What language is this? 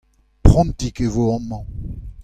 Breton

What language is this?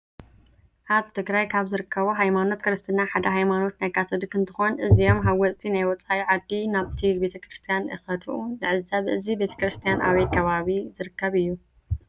Tigrinya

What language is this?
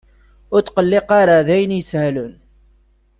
Kabyle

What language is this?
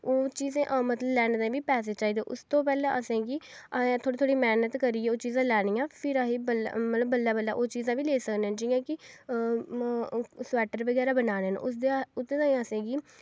Dogri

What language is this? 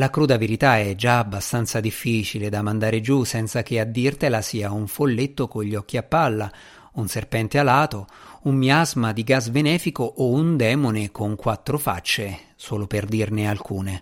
Italian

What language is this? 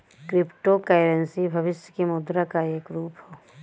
Bhojpuri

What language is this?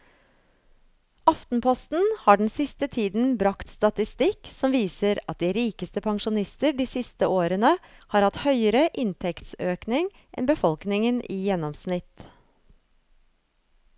Norwegian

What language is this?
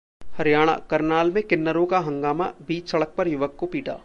Hindi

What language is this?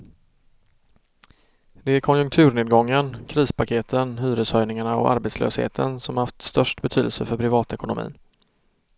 Swedish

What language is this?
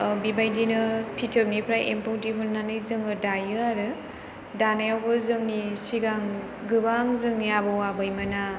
Bodo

